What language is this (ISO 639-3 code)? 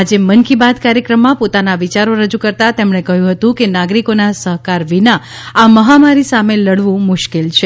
guj